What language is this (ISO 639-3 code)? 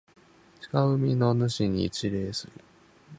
jpn